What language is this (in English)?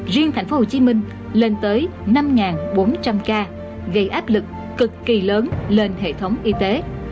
Vietnamese